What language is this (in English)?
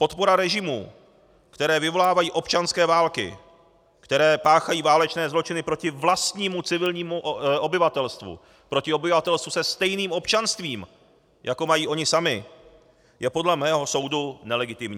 Czech